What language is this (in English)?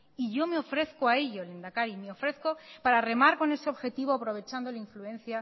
Spanish